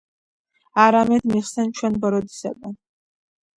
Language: Georgian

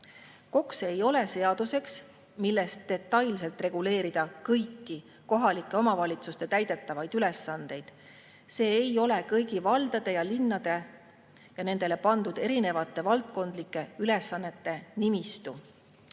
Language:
Estonian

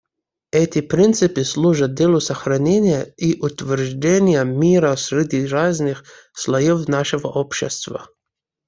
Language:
Russian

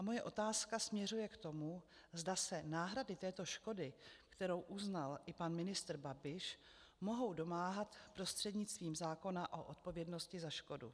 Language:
Czech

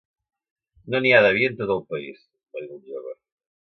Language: Catalan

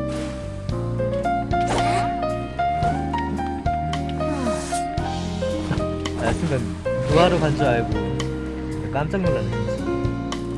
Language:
Korean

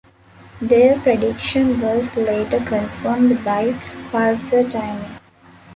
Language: English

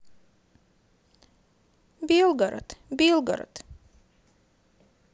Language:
Russian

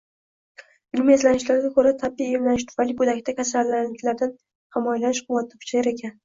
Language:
Uzbek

